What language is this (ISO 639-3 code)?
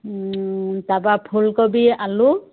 asm